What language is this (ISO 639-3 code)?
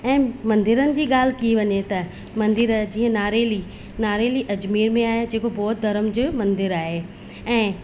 snd